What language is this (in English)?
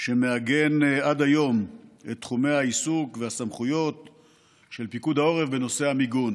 Hebrew